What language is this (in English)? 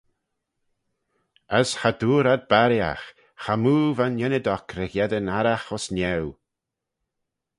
Manx